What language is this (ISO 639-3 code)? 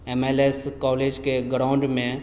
mai